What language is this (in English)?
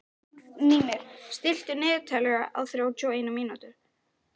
Icelandic